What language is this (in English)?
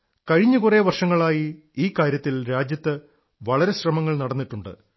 Malayalam